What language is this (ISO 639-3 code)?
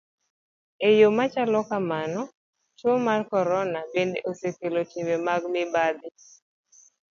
luo